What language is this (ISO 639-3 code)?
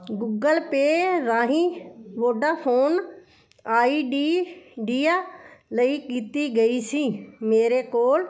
pan